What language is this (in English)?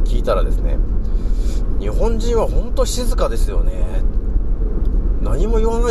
Japanese